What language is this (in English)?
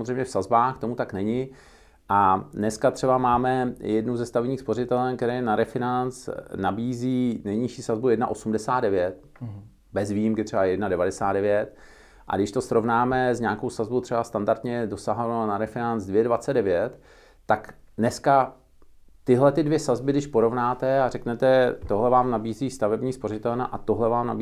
Czech